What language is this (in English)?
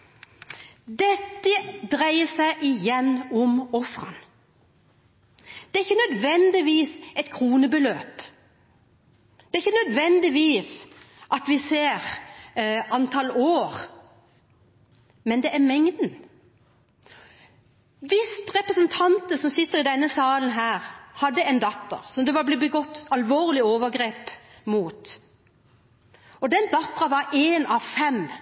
Norwegian Bokmål